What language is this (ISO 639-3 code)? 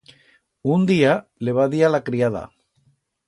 arg